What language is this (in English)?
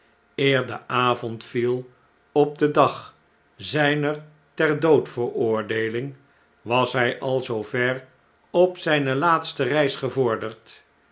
Dutch